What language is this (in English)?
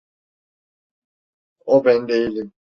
Turkish